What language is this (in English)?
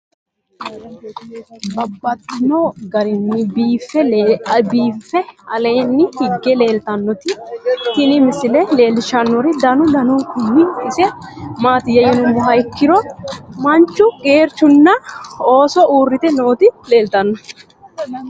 Sidamo